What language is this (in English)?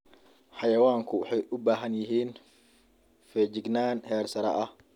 Somali